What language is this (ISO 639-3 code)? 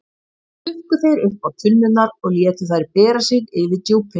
isl